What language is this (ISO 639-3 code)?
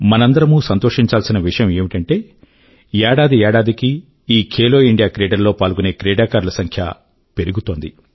tel